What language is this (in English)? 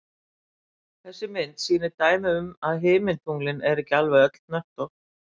Icelandic